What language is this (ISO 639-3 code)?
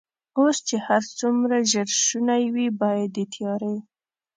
pus